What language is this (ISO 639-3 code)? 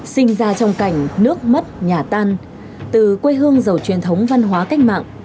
vie